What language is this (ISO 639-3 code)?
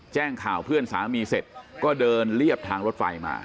tha